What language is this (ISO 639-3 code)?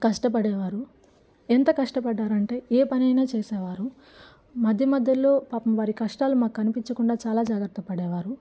tel